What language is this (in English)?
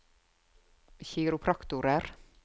Norwegian